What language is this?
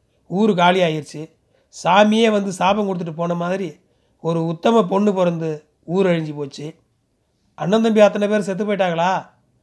Tamil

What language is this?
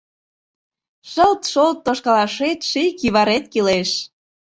Mari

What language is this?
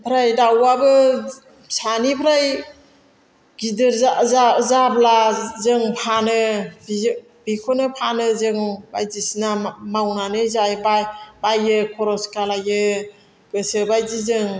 Bodo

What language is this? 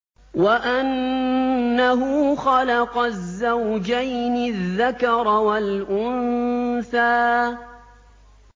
Arabic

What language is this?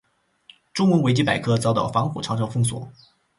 Chinese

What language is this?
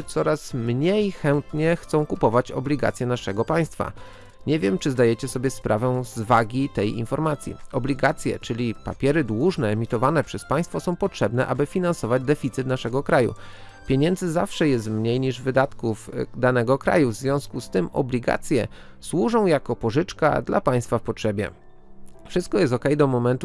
Polish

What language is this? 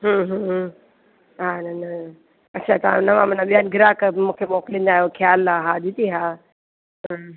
Sindhi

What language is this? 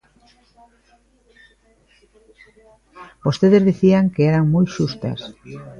Galician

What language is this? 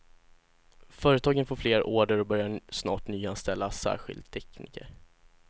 Swedish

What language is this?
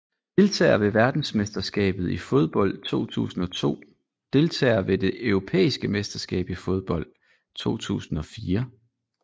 Danish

